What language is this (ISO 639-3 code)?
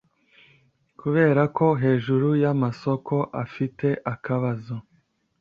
kin